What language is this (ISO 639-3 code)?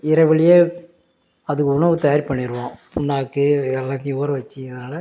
tam